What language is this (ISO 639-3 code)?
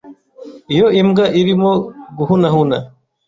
kin